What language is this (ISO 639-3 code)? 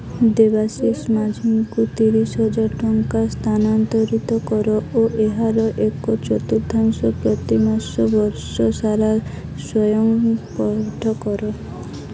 ori